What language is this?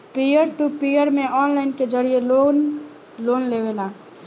Bhojpuri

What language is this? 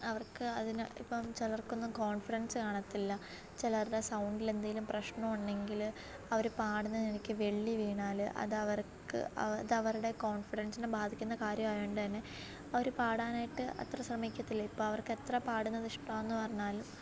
Malayalam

